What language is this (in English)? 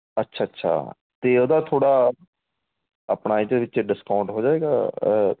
Punjabi